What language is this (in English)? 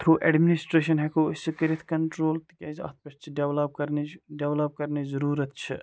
Kashmiri